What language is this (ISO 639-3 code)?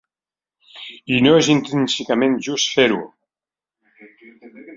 cat